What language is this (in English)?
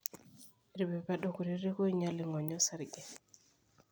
Masai